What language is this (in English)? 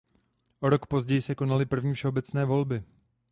Czech